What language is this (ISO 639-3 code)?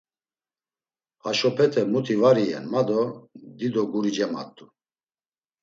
lzz